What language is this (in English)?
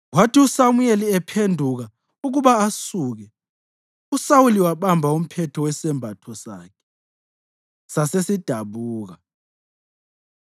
North Ndebele